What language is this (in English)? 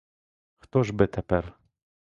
Ukrainian